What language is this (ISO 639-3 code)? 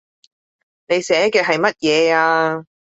yue